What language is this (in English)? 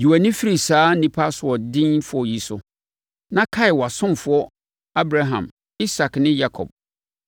Akan